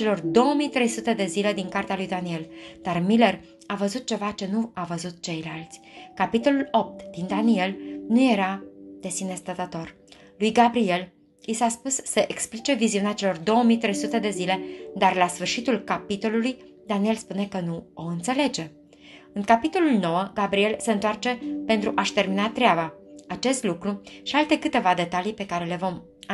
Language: Romanian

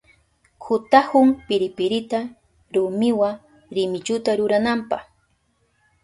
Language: Southern Pastaza Quechua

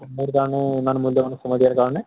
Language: Assamese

